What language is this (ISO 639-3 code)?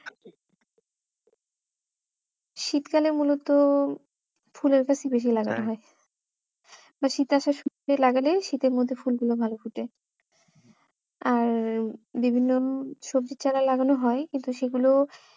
ben